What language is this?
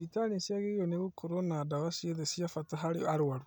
Kikuyu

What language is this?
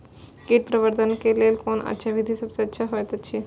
Maithili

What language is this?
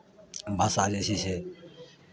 Maithili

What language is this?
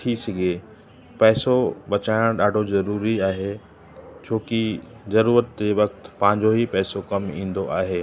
Sindhi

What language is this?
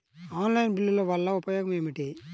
Telugu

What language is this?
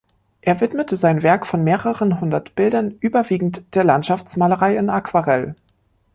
German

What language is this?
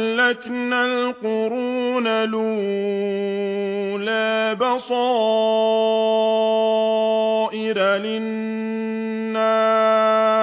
Arabic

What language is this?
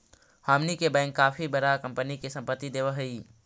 Magahi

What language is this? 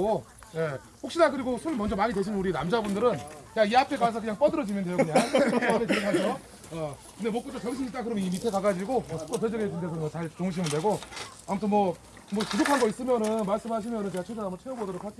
Korean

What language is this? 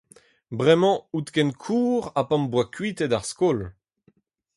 Breton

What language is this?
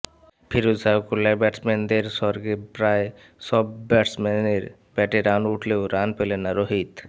Bangla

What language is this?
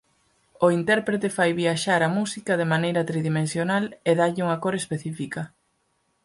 Galician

